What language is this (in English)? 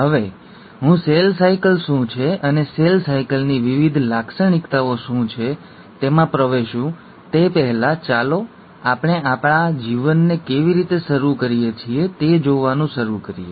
Gujarati